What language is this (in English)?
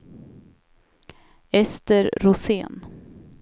Swedish